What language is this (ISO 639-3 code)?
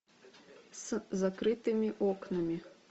rus